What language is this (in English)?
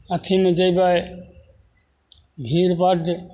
Maithili